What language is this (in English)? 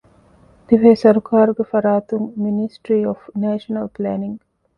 Divehi